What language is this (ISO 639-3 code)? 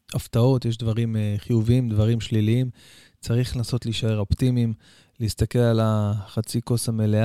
heb